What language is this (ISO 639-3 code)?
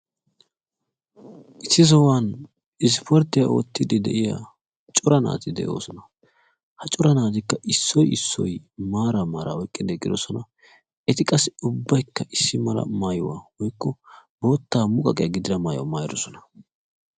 wal